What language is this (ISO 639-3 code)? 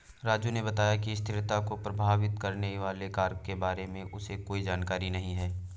hin